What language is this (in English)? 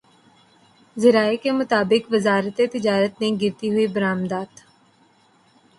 Urdu